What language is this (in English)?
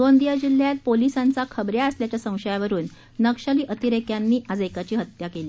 Marathi